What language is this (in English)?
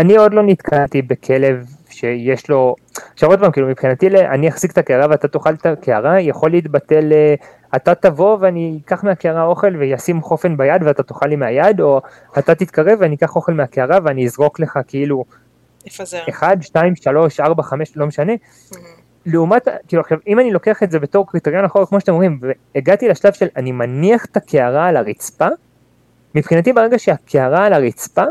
Hebrew